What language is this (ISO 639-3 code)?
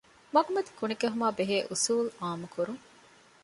div